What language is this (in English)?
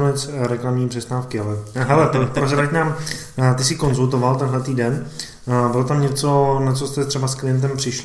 Czech